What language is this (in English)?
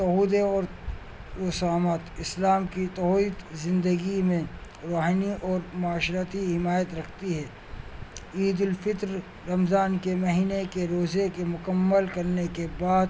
Urdu